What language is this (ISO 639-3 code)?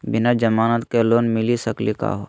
mag